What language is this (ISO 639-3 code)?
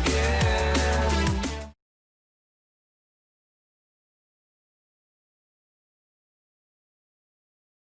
ind